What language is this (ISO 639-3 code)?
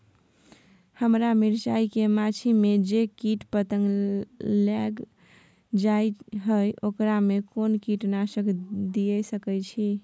mai